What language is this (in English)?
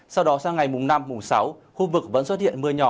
Vietnamese